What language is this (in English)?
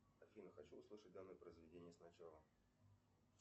Russian